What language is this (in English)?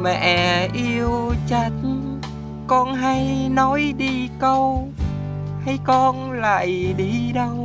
Vietnamese